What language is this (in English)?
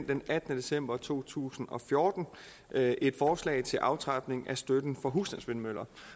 Danish